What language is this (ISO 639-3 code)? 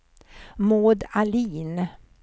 swe